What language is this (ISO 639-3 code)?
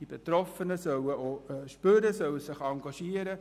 gsw